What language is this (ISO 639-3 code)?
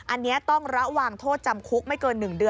tha